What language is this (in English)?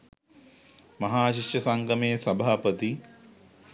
Sinhala